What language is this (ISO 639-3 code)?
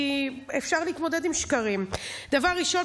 heb